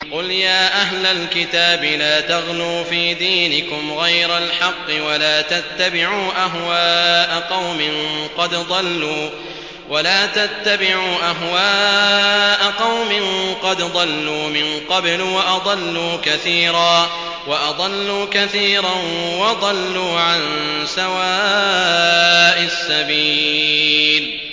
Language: Arabic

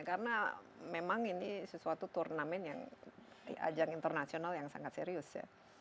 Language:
Indonesian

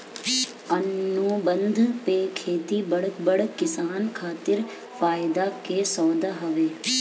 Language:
Bhojpuri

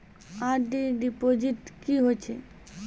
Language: Maithili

